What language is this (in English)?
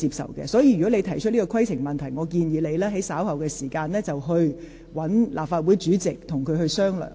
Cantonese